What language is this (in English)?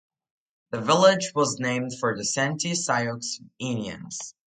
English